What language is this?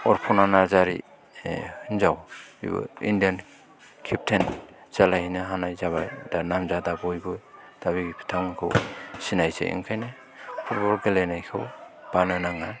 Bodo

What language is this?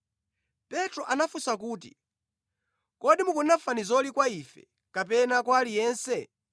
Nyanja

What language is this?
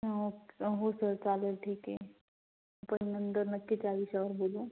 Marathi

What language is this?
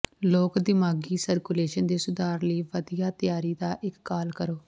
Punjabi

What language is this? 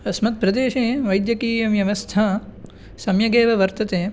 Sanskrit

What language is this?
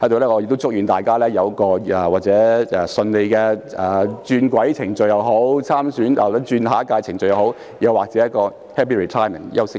Cantonese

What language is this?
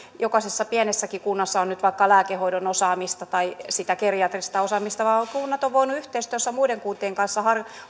Finnish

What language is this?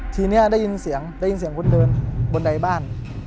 Thai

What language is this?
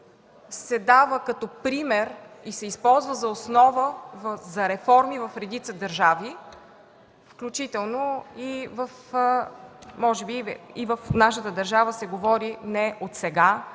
Bulgarian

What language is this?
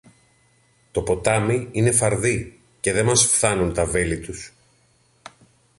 Greek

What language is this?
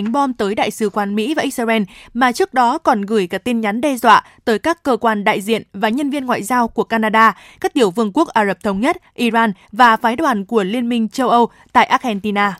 Vietnamese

